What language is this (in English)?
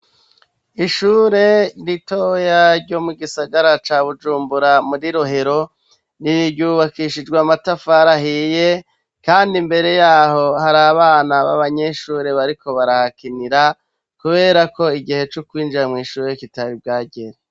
Rundi